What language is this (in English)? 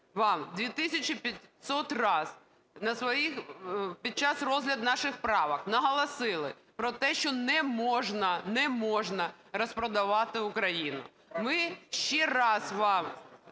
Ukrainian